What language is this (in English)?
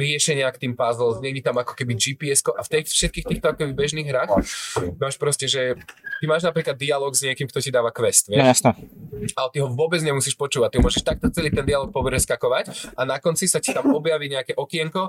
Slovak